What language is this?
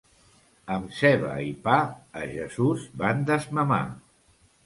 Catalan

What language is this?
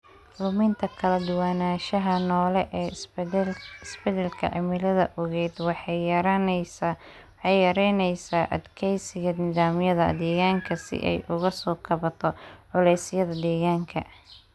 Somali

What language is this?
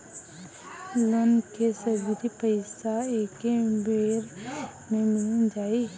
Bhojpuri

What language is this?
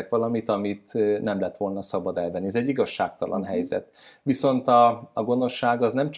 Hungarian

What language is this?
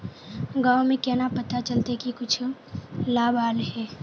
Magahi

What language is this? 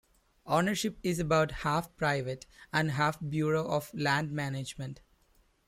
English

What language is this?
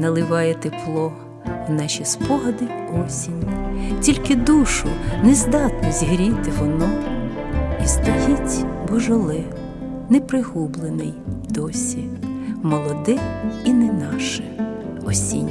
Ukrainian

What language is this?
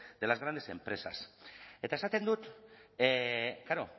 Basque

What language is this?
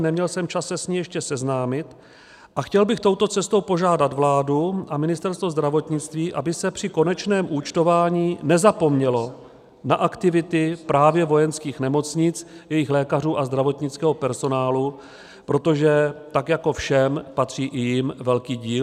Czech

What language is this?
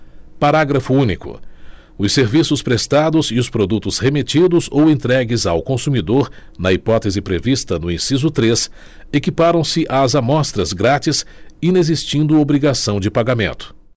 Portuguese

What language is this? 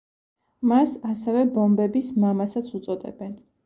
Georgian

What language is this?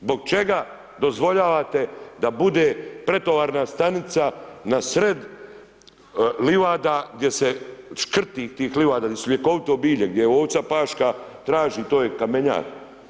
Croatian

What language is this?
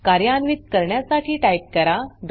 Marathi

